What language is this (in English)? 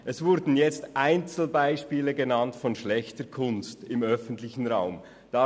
Swiss German